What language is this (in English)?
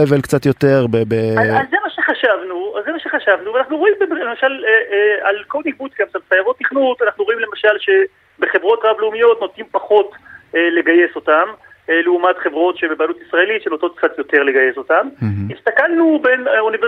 Hebrew